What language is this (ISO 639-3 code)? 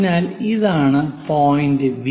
mal